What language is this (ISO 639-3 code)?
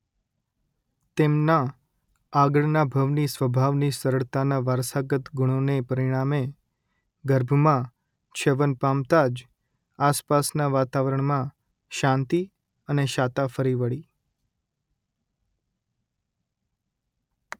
guj